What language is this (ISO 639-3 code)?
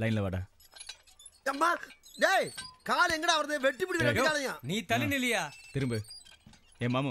eng